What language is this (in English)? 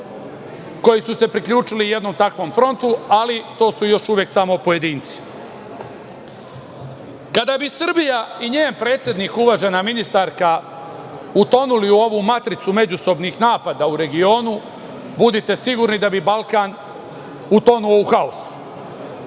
Serbian